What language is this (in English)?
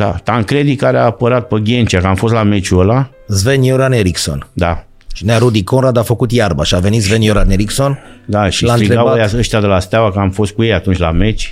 Romanian